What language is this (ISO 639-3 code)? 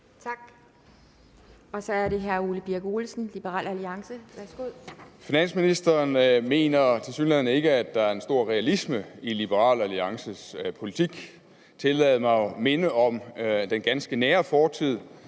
dan